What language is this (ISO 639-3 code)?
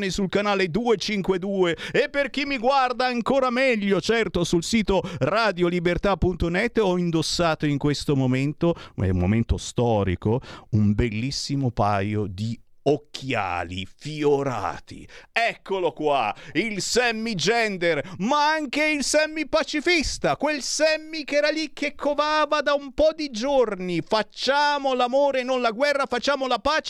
ita